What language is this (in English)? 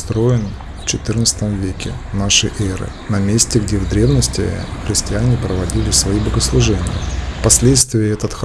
Russian